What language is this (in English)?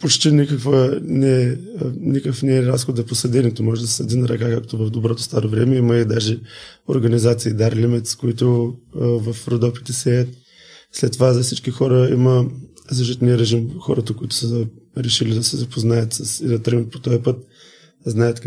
Bulgarian